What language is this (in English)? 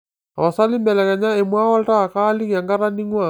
Masai